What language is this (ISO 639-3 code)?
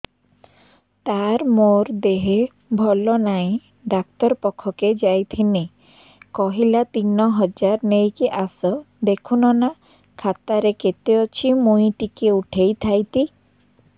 ori